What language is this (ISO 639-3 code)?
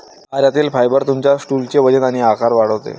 mar